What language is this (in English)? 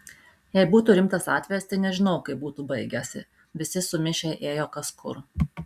Lithuanian